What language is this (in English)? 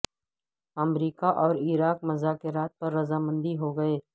Urdu